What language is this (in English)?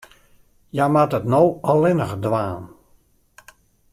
Western Frisian